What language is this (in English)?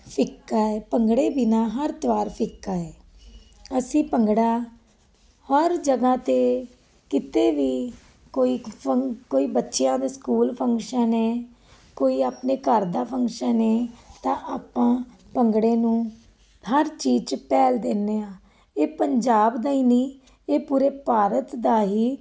Punjabi